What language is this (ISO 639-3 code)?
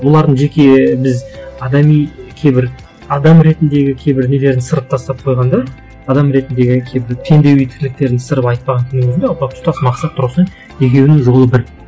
kaz